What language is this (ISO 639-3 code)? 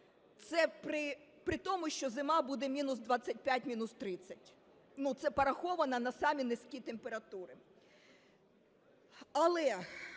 ukr